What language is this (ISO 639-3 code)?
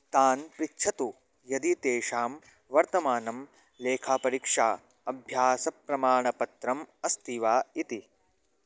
san